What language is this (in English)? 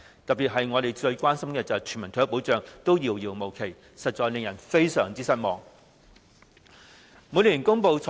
Cantonese